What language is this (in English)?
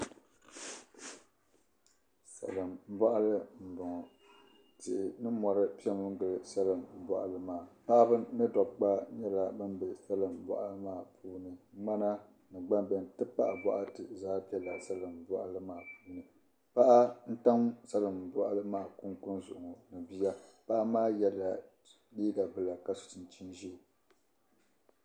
Dagbani